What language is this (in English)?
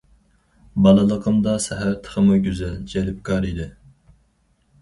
Uyghur